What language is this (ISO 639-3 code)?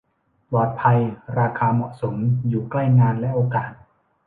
tha